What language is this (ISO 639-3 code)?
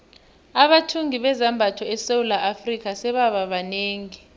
nbl